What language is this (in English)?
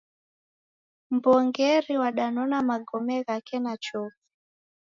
Taita